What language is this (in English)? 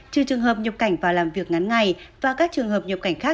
Vietnamese